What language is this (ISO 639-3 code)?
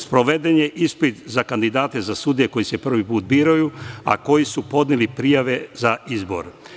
srp